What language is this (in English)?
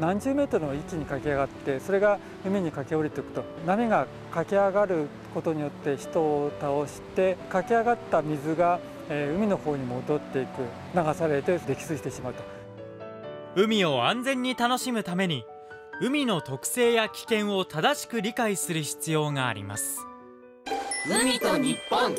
Japanese